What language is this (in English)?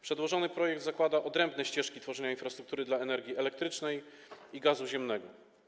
Polish